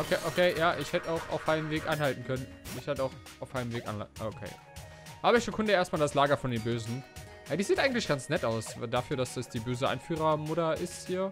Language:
German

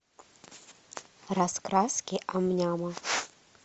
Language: Russian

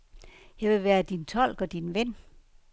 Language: Danish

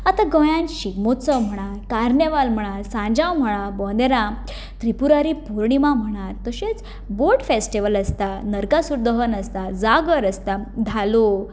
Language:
Konkani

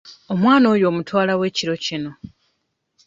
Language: Ganda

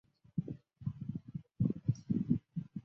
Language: Chinese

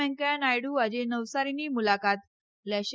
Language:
Gujarati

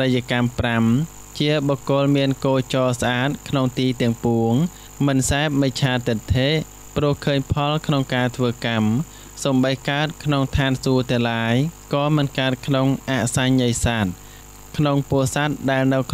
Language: Thai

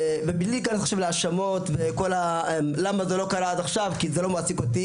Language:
Hebrew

